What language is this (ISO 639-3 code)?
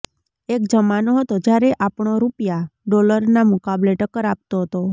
guj